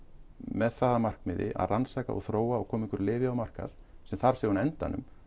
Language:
Icelandic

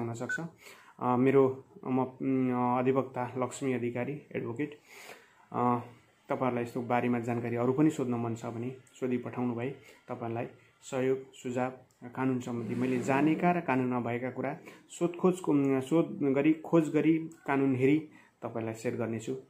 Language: Indonesian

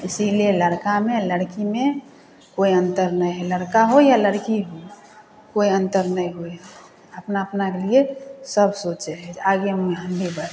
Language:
Maithili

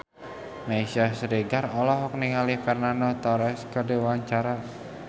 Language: Sundanese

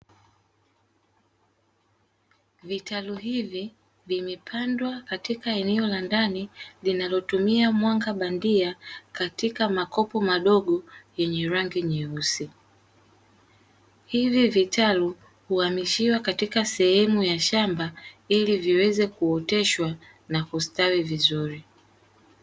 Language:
Swahili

